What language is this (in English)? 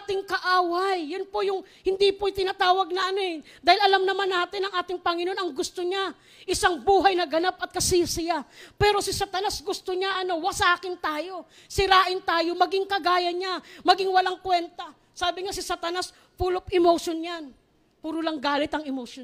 Filipino